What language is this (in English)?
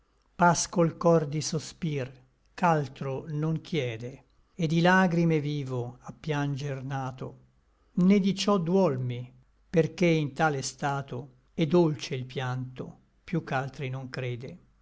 Italian